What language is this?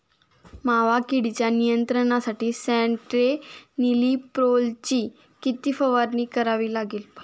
Marathi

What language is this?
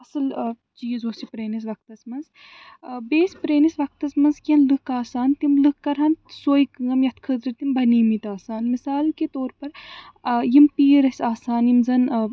Kashmiri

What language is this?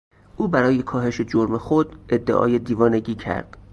Persian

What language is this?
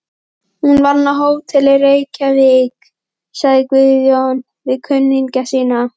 Icelandic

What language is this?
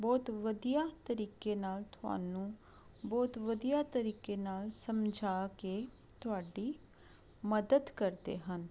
Punjabi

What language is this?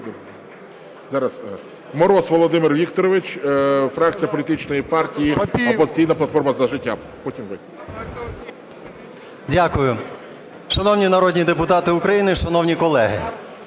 Ukrainian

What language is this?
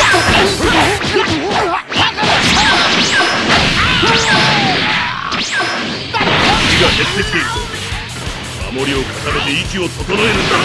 Japanese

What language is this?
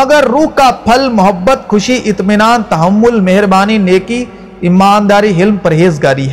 Urdu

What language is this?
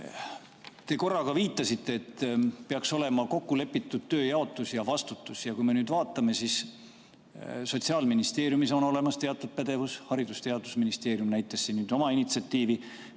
Estonian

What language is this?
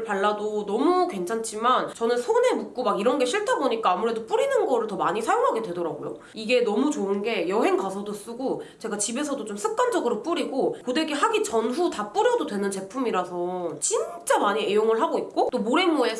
Korean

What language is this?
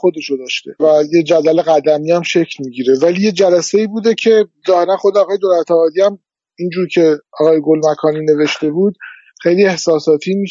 Persian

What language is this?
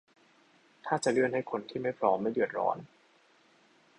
Thai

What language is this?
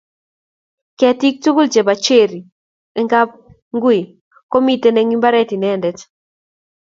Kalenjin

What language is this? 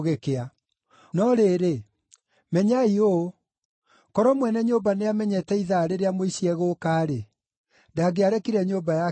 Kikuyu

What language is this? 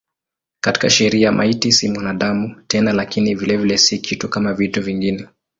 Swahili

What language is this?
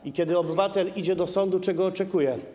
Polish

